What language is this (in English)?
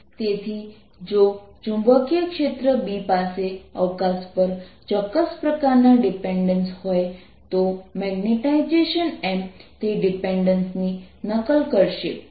Gujarati